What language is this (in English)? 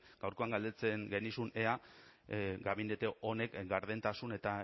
Basque